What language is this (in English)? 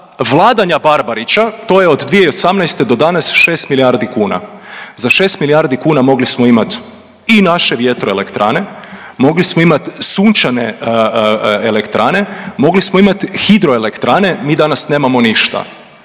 Croatian